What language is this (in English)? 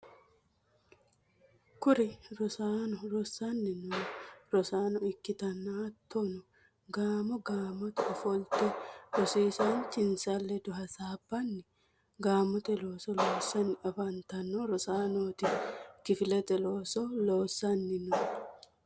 Sidamo